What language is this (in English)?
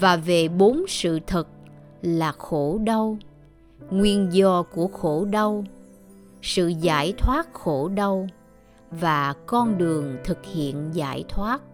Vietnamese